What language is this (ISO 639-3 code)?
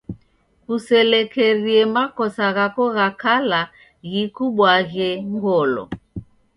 dav